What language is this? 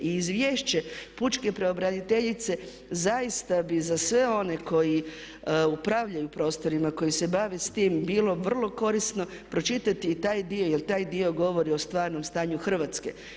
Croatian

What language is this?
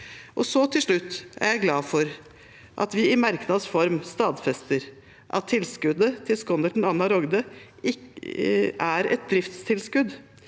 Norwegian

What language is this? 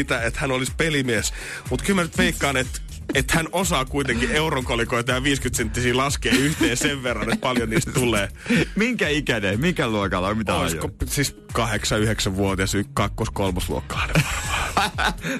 Finnish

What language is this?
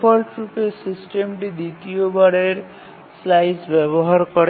Bangla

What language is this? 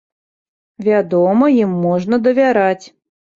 Belarusian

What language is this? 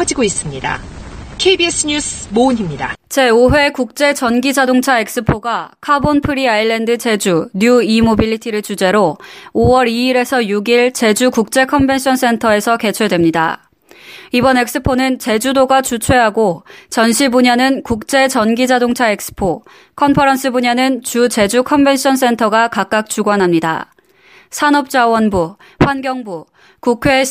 Korean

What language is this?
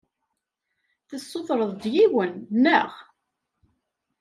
Kabyle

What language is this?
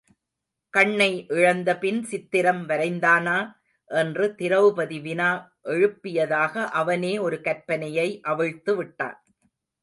Tamil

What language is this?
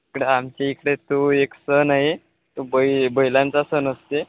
Marathi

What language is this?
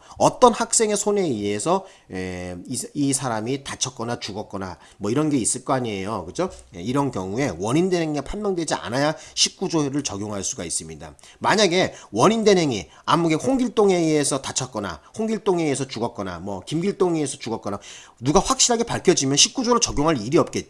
Korean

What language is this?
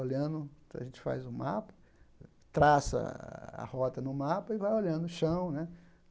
Portuguese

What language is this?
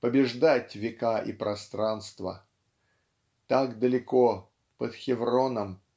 Russian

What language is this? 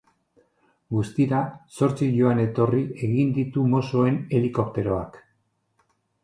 Basque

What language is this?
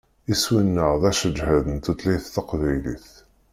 Kabyle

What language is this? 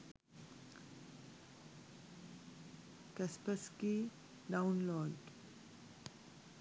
Sinhala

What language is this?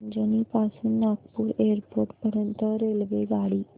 Marathi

